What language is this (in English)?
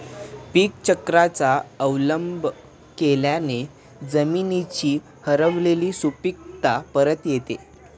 Marathi